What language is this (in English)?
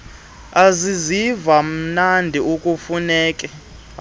Xhosa